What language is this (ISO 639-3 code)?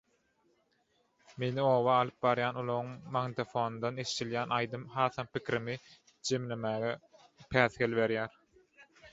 tuk